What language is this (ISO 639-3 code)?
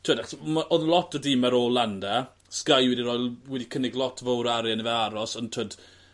cym